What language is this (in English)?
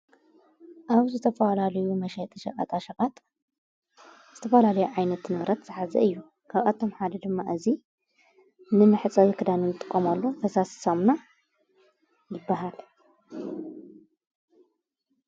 Tigrinya